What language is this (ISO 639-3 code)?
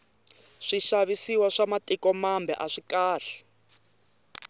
tso